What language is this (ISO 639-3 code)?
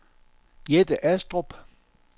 dan